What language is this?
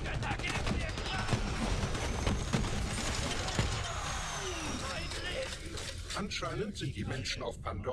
German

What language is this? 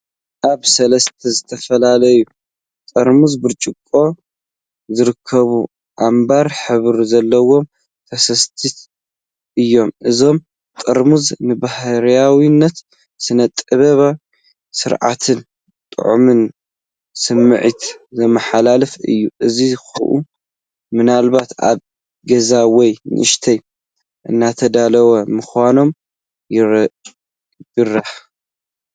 Tigrinya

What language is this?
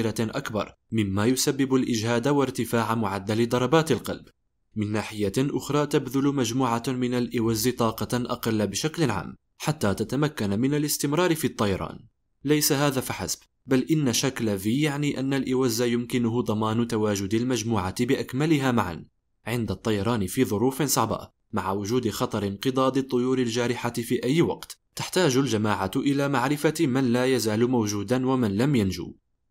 Arabic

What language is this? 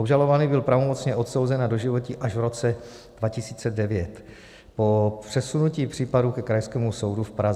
Czech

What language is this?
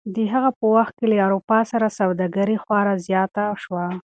Pashto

